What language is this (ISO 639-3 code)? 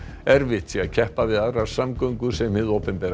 isl